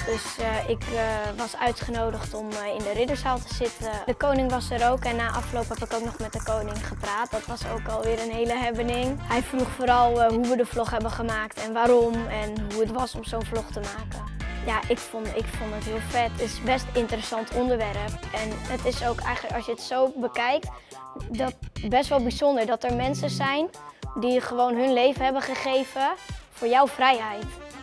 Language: Dutch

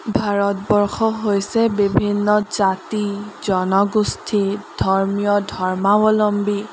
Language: Assamese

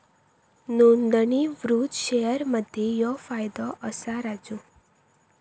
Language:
Marathi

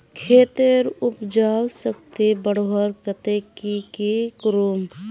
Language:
Magahi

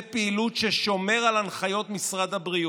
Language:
Hebrew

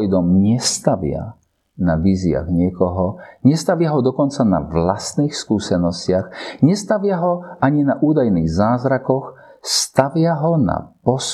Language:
Slovak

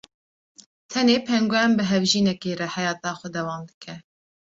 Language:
Kurdish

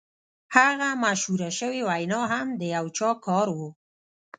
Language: Pashto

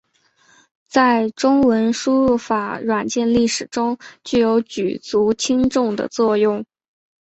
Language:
Chinese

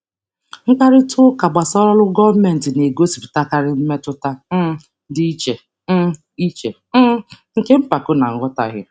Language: Igbo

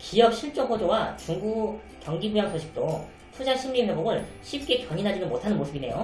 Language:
Korean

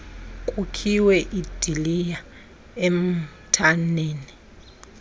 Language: Xhosa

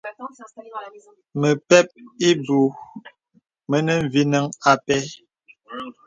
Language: Bebele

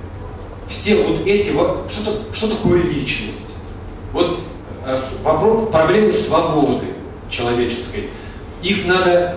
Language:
Russian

